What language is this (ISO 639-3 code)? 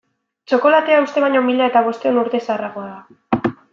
eus